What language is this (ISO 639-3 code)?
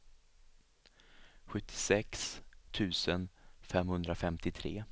swe